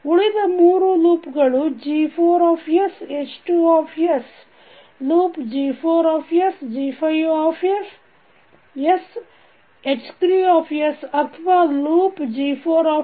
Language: Kannada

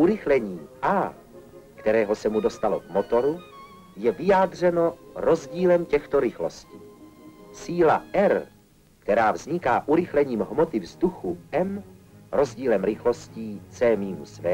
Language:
Czech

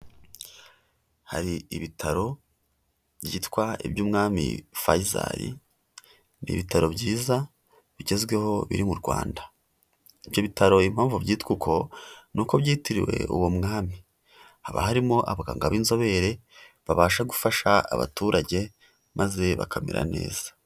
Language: Kinyarwanda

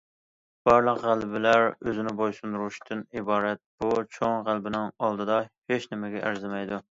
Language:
Uyghur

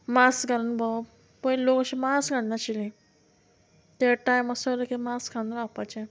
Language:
Konkani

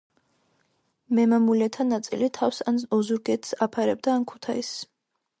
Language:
Georgian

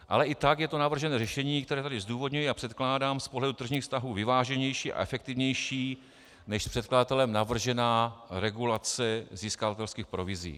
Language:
Czech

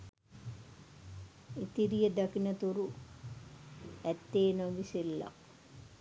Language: Sinhala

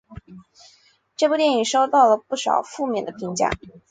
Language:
Chinese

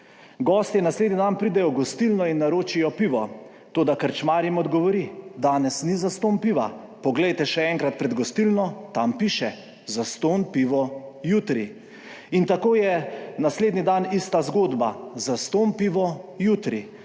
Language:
Slovenian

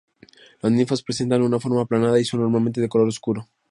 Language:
Spanish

